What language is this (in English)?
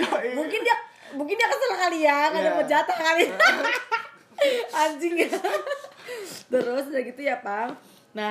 Indonesian